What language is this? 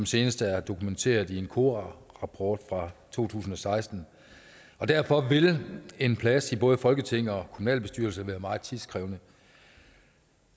Danish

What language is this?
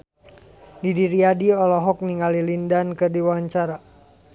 Sundanese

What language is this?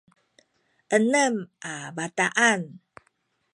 Sakizaya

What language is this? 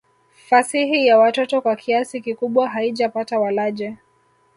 Swahili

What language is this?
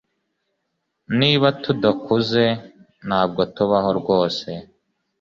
Kinyarwanda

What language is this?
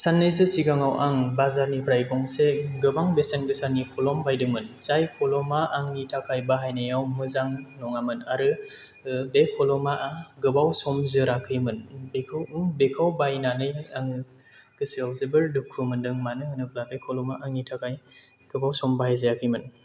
Bodo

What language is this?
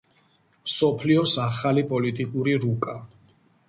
Georgian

